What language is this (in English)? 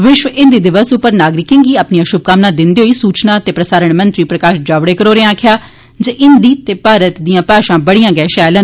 Dogri